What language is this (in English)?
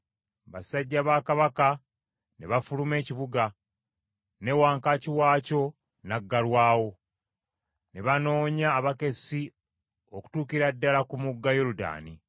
Ganda